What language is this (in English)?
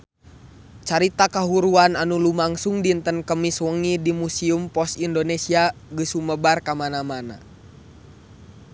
Sundanese